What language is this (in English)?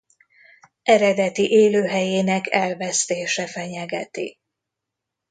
Hungarian